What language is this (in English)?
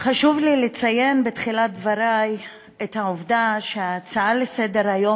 Hebrew